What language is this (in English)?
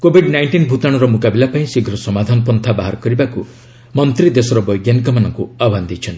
Odia